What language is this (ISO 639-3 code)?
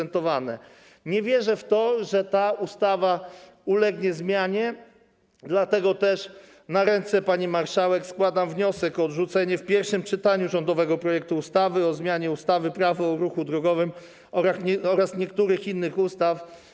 pol